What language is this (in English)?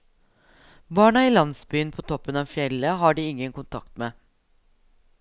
Norwegian